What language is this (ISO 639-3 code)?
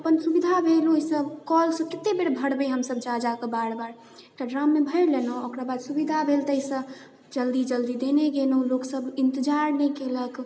mai